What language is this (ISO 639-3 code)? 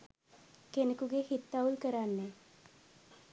sin